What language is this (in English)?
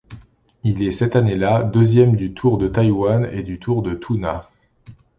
French